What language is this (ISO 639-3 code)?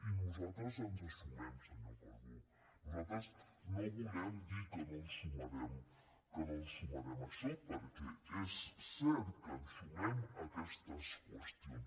cat